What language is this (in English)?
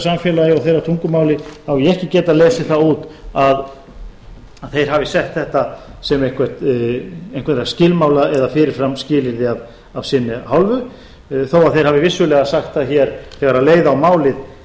Icelandic